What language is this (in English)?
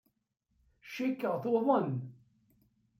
Kabyle